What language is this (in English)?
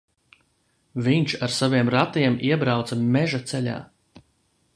Latvian